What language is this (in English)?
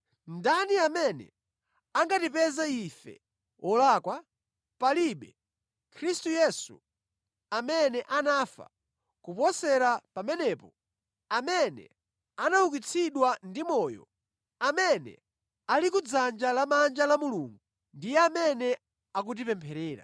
Nyanja